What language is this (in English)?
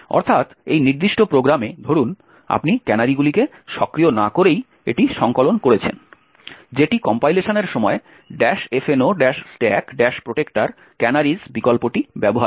Bangla